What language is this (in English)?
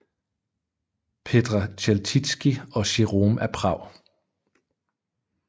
Danish